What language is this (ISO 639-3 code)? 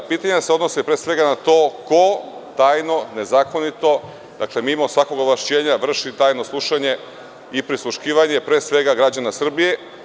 srp